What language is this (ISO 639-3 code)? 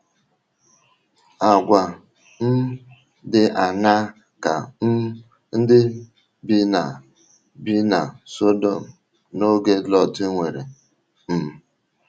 ibo